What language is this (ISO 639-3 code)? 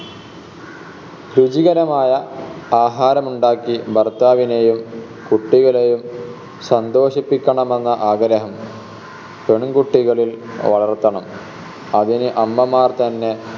mal